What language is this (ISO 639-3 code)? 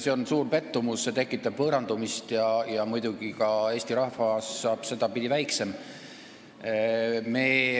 est